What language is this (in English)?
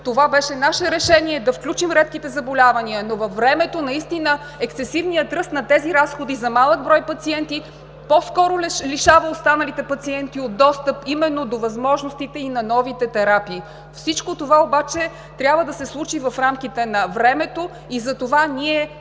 Bulgarian